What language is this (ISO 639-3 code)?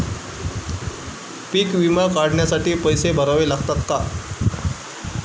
mar